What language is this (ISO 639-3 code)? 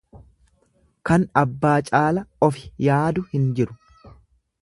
orm